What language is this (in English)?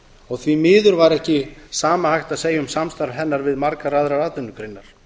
Icelandic